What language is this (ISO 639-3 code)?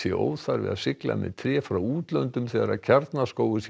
isl